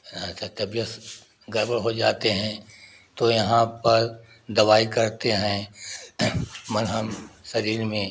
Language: Hindi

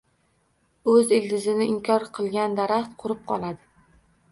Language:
Uzbek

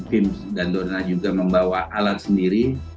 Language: Indonesian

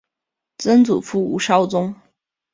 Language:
Chinese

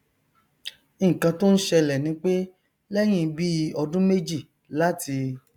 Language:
Yoruba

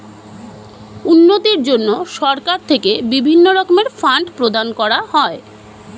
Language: Bangla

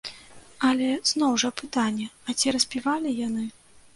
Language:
Belarusian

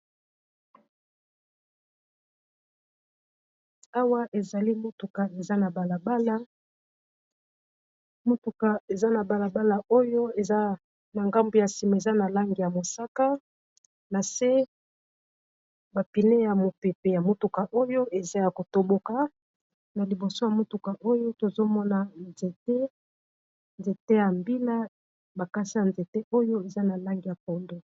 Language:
Lingala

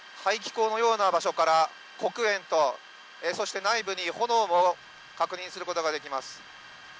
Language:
Japanese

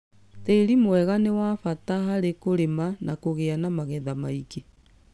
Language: Kikuyu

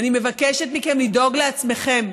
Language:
Hebrew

